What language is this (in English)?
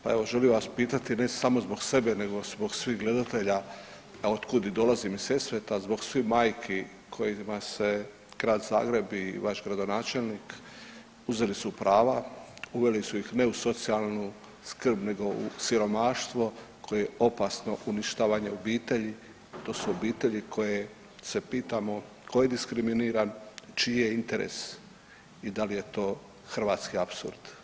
Croatian